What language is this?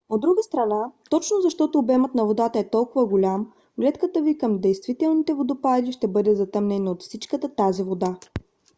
Bulgarian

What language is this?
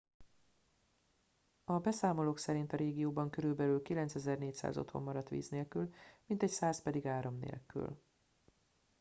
Hungarian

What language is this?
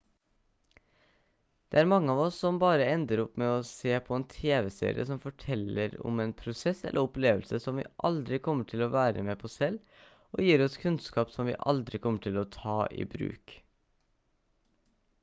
Norwegian Bokmål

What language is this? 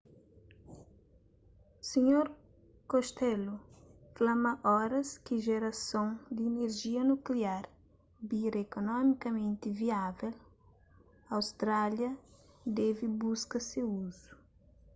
Kabuverdianu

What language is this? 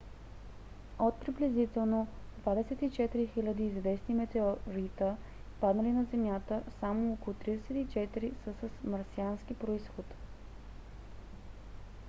Bulgarian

